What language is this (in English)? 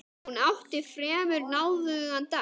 Icelandic